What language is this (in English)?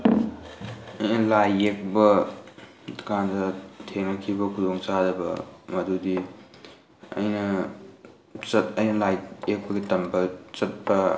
Manipuri